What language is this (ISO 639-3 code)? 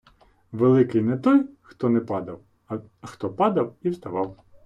ukr